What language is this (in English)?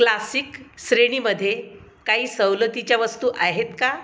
Marathi